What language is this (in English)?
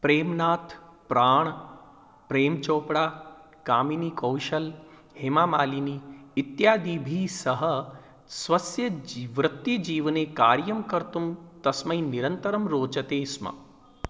Sanskrit